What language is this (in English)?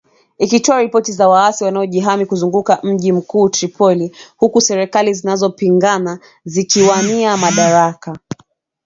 Swahili